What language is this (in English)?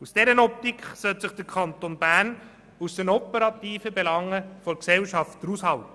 Swiss German